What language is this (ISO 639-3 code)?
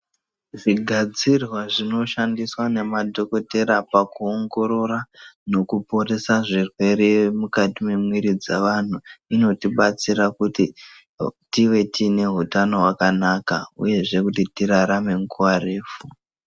ndc